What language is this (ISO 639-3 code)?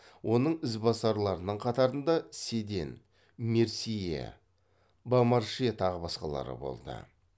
kaz